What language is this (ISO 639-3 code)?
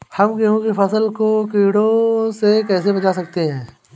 hin